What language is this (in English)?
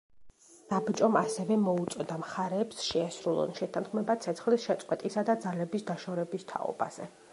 Georgian